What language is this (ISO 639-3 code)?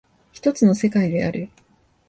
jpn